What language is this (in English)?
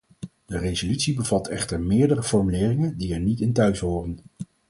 Dutch